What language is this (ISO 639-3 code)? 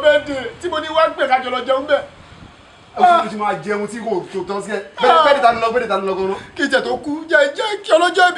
tur